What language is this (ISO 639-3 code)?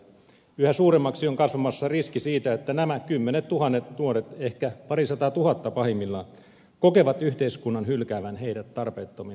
fin